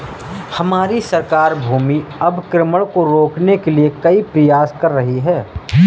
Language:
Hindi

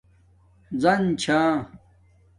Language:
Domaaki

